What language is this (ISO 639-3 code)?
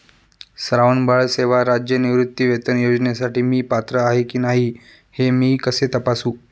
mar